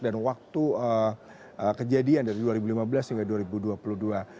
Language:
Indonesian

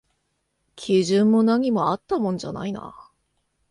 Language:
Japanese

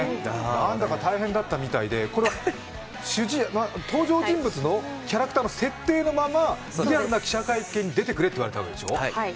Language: Japanese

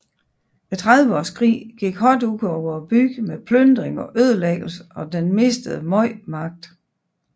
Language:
Danish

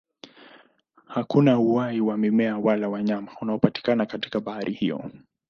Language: Swahili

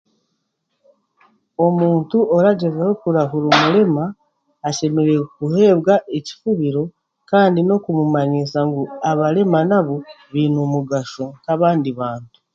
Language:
Chiga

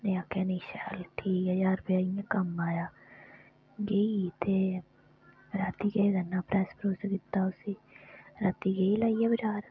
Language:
Dogri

